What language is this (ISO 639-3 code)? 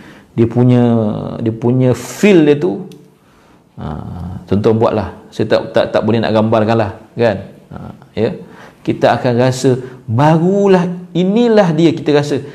msa